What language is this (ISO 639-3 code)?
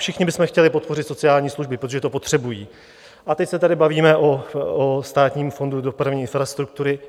ces